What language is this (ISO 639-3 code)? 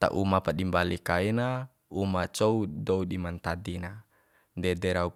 bhp